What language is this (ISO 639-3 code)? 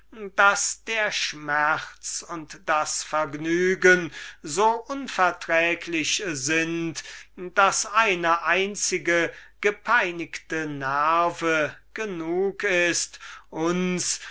deu